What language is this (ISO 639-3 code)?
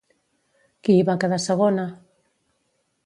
cat